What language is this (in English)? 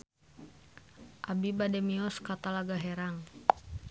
Sundanese